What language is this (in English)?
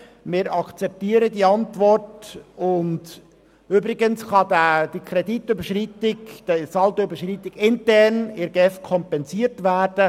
Swiss German